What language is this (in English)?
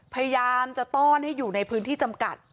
Thai